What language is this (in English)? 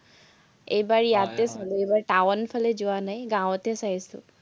Assamese